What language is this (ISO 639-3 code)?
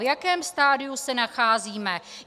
ces